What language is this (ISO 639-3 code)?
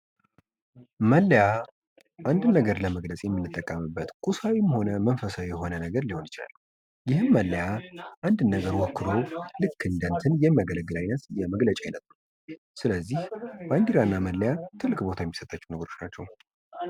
amh